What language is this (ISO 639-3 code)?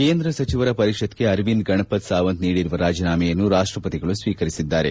kan